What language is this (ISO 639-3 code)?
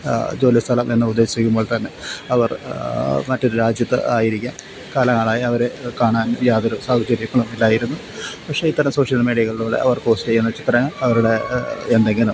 mal